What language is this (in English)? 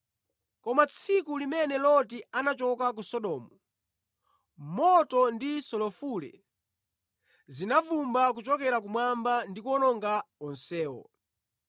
Nyanja